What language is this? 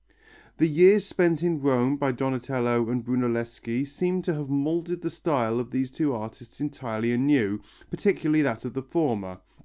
English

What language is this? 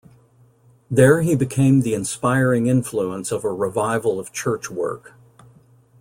English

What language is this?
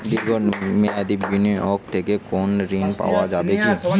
Bangla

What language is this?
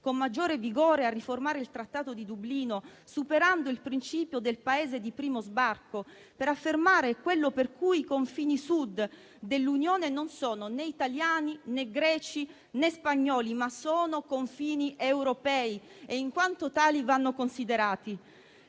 Italian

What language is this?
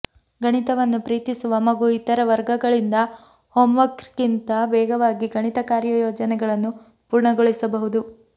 Kannada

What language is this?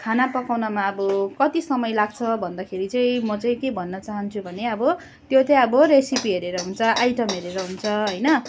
Nepali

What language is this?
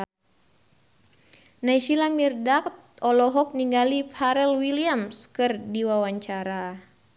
Sundanese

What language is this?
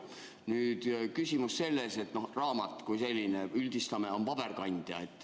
Estonian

